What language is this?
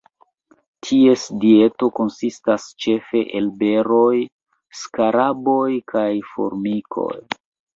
Esperanto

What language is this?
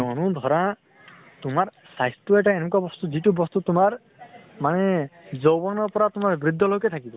Assamese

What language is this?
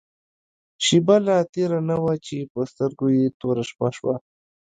Pashto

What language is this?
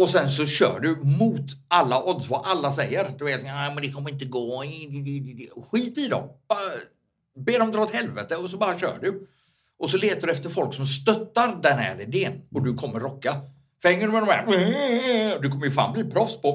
Swedish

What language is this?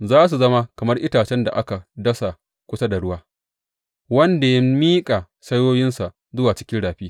Hausa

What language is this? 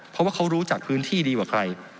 Thai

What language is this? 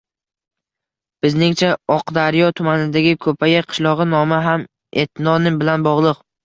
Uzbek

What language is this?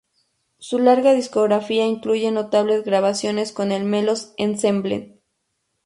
Spanish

